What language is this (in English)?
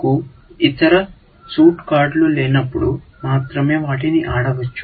Telugu